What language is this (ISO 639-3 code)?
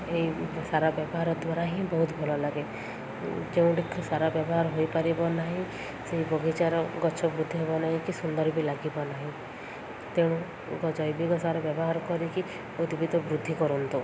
ori